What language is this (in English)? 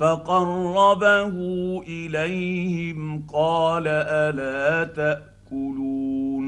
Arabic